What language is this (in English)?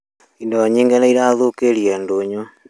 Kikuyu